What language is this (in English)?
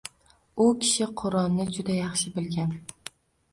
Uzbek